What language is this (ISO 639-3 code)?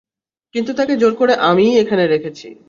ben